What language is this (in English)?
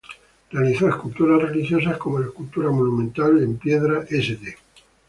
Spanish